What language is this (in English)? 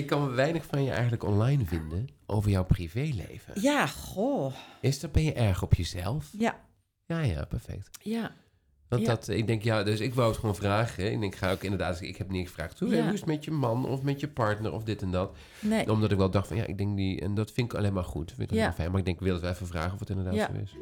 Dutch